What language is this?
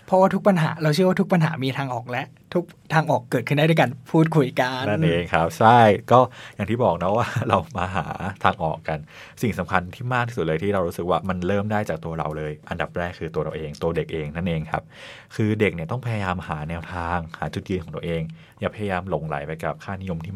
Thai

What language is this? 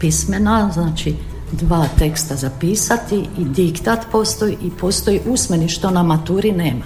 Croatian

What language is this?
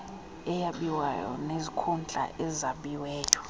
Xhosa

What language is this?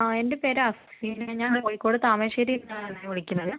Malayalam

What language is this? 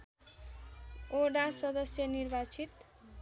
Nepali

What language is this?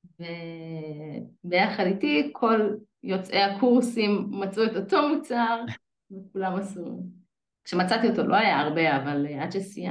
Hebrew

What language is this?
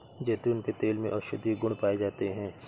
Hindi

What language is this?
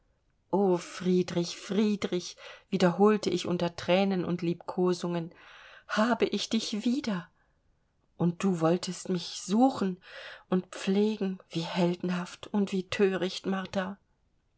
German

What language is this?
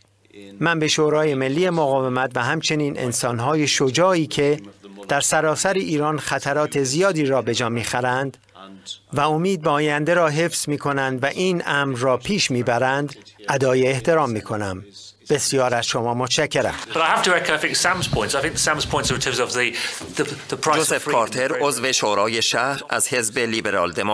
Persian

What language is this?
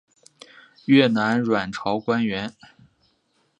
Chinese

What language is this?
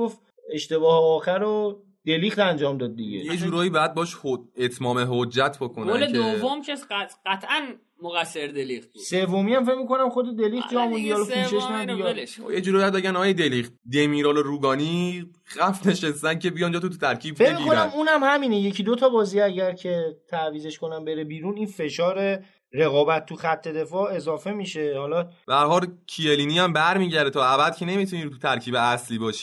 Persian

